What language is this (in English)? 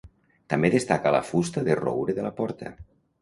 Catalan